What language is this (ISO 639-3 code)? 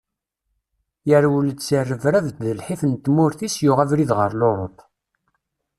kab